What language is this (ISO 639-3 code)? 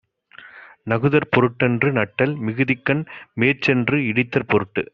tam